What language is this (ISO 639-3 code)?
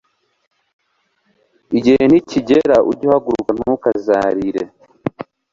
kin